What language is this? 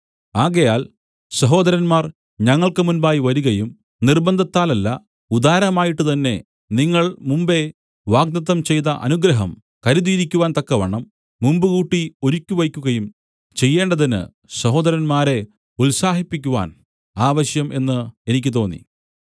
Malayalam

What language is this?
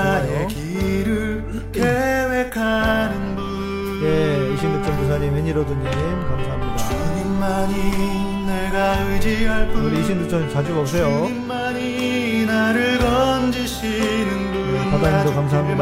Korean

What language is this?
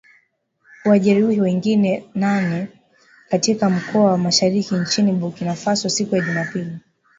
Swahili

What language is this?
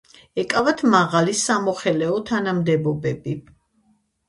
Georgian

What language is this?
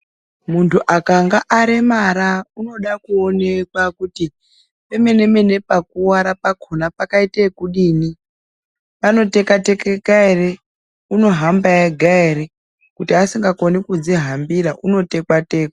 Ndau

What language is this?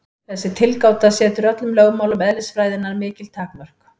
Icelandic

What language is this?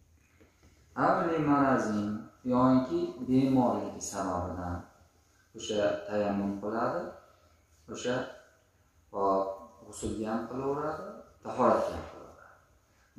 Turkish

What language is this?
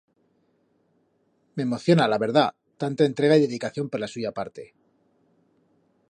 Aragonese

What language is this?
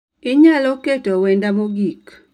Luo (Kenya and Tanzania)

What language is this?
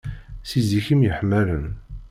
Kabyle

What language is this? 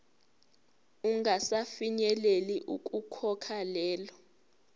Zulu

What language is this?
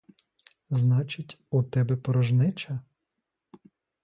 Ukrainian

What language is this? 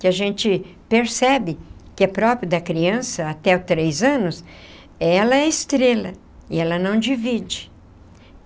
Portuguese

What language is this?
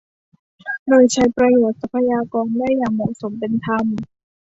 Thai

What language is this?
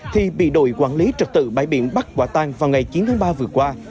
Vietnamese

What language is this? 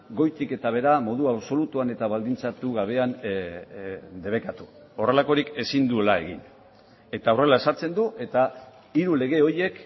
Basque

